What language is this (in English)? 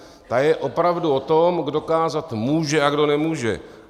Czech